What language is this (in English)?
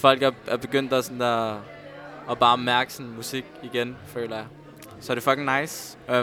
Danish